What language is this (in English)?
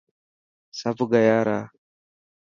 Dhatki